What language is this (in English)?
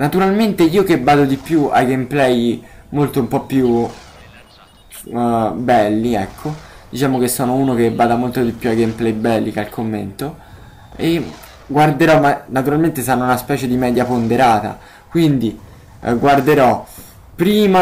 Italian